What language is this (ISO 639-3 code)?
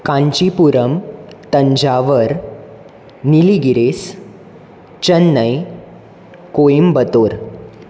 kok